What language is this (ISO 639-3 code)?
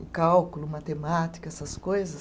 por